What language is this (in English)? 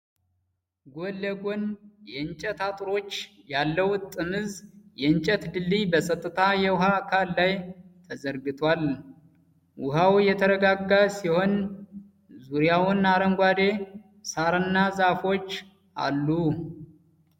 Amharic